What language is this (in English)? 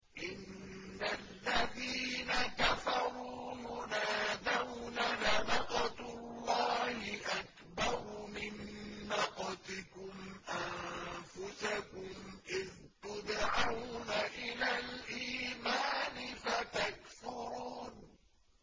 Arabic